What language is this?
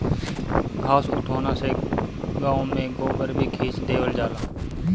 Bhojpuri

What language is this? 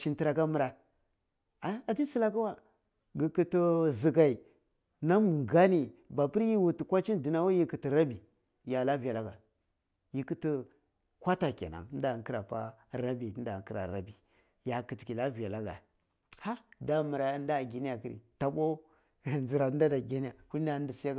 Cibak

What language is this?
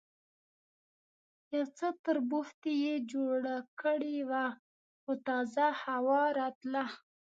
Pashto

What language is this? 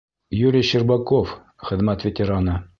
Bashkir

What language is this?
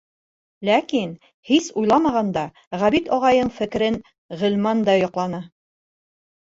Bashkir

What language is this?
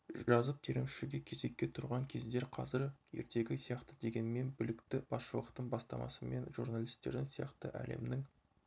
Kazakh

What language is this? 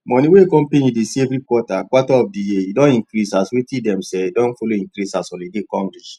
Nigerian Pidgin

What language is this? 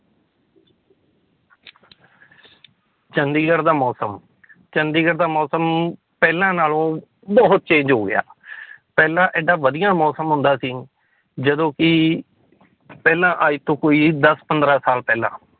Punjabi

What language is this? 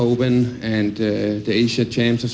Indonesian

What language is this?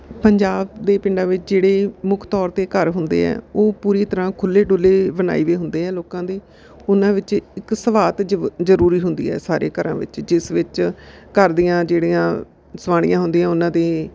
Punjabi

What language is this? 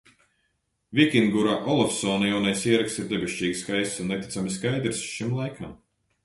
Latvian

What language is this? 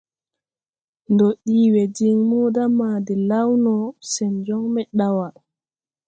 Tupuri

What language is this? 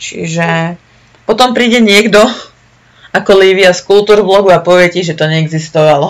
Slovak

